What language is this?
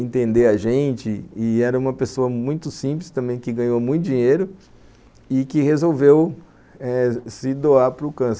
Portuguese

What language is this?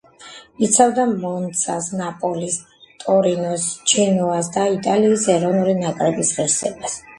Georgian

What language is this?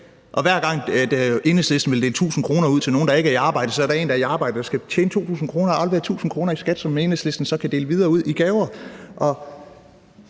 Danish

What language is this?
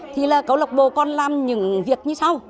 Vietnamese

